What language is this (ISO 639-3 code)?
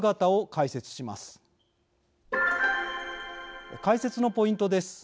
jpn